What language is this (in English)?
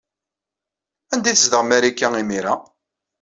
Kabyle